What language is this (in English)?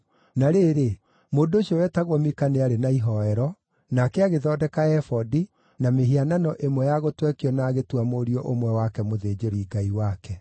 Kikuyu